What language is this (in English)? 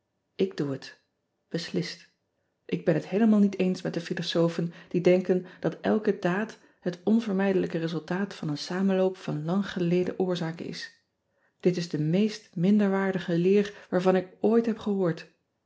Dutch